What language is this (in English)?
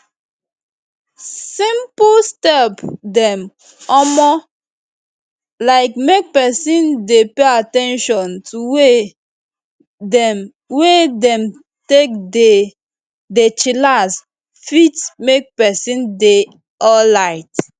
Nigerian Pidgin